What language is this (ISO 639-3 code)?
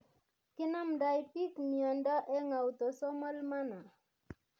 kln